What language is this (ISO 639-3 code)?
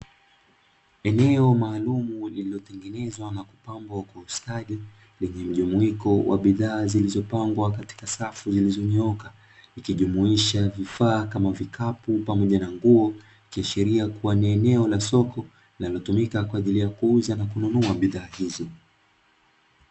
swa